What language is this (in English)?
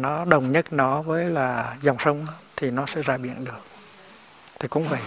Vietnamese